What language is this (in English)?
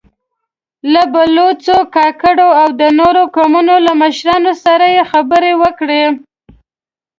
Pashto